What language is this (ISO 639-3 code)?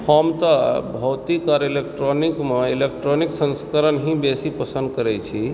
mai